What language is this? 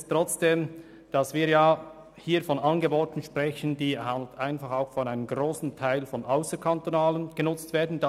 Swiss German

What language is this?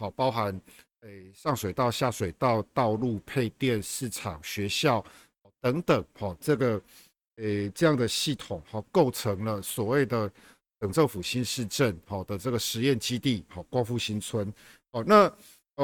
Chinese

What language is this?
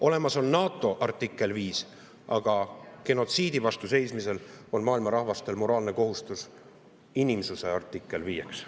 Estonian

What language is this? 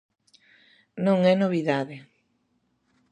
Galician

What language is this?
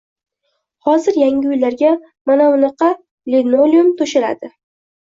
Uzbek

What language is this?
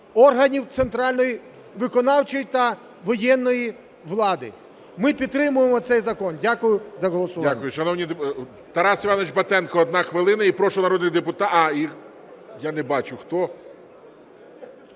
Ukrainian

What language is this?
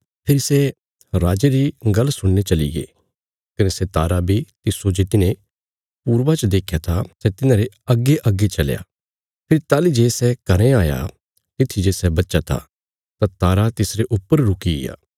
Bilaspuri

